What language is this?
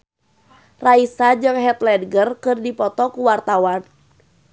Sundanese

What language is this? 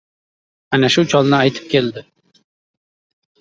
Uzbek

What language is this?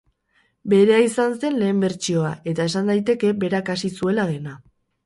Basque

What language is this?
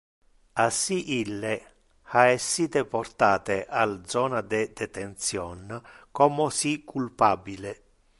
Interlingua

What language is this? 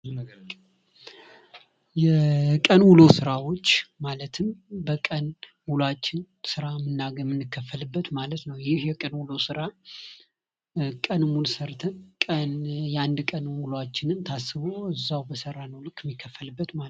Amharic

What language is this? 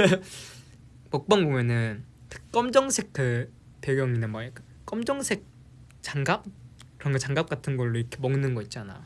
Korean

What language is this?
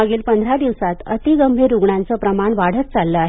Marathi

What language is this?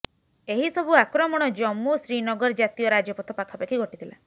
Odia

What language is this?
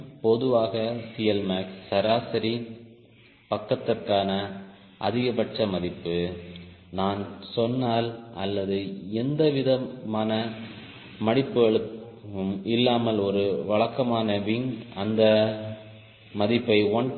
Tamil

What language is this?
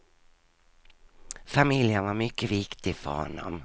Swedish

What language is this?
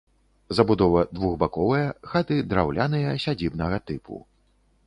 Belarusian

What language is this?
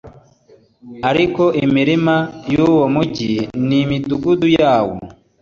Kinyarwanda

